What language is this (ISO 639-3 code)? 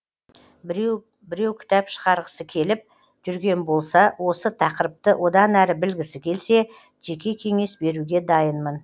kaz